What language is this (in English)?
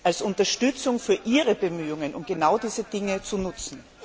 German